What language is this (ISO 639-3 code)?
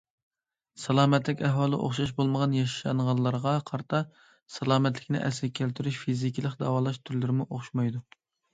uig